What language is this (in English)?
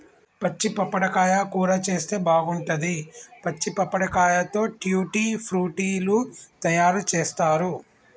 Telugu